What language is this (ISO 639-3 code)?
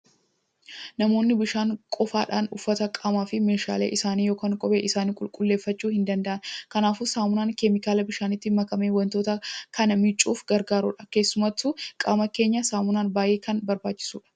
orm